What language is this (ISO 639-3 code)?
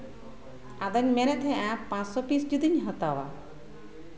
sat